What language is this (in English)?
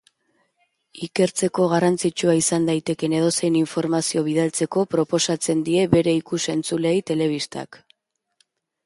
Basque